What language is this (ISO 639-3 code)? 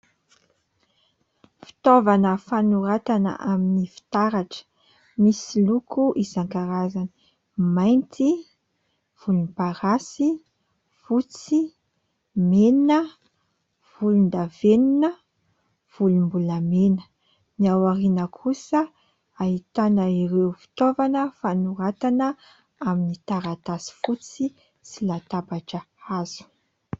mlg